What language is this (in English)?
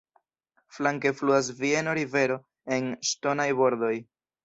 Esperanto